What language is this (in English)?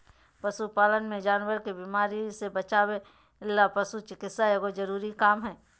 Magahi